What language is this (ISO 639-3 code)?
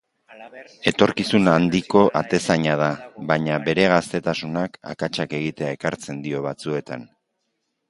eus